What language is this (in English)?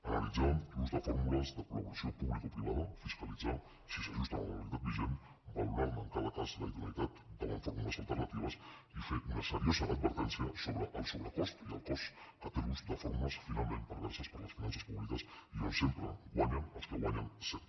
Catalan